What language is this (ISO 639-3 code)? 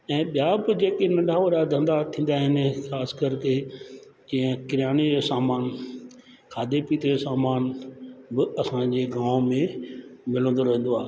snd